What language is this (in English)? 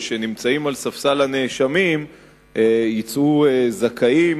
Hebrew